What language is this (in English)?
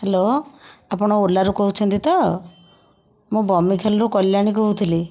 Odia